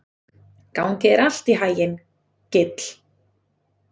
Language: Icelandic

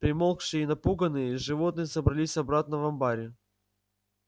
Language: Russian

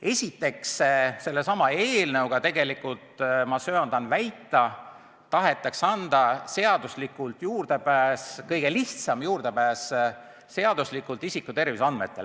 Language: Estonian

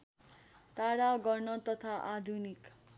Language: Nepali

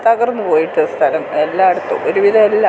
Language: Malayalam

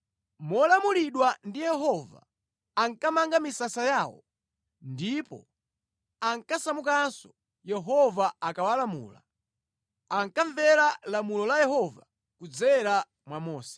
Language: Nyanja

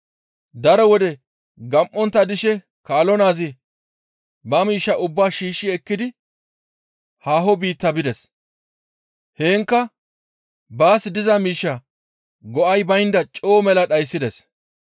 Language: Gamo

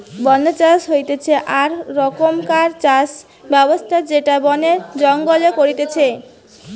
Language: Bangla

